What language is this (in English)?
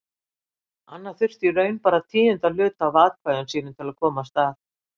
Icelandic